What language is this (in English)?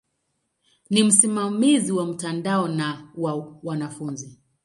Swahili